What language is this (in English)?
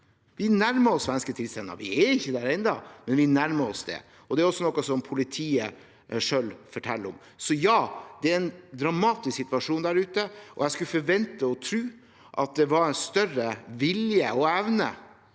Norwegian